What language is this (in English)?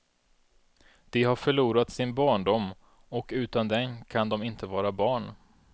Swedish